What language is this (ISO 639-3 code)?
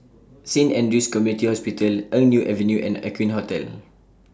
eng